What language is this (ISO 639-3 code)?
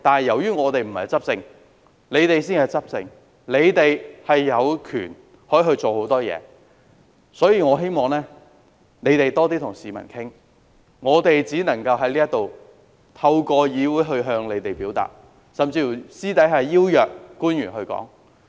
yue